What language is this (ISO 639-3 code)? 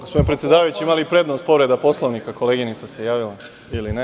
srp